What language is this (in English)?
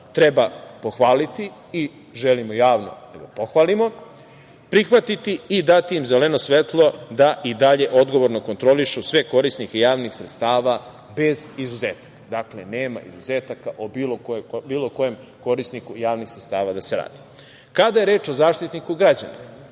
Serbian